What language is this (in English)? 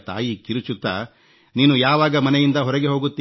Kannada